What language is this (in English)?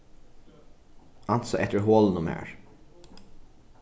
Faroese